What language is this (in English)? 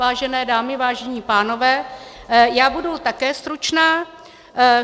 Czech